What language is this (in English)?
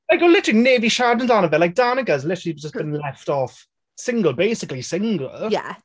Welsh